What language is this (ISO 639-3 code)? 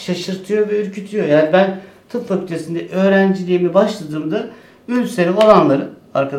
tur